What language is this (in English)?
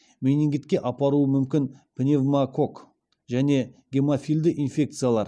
Kazakh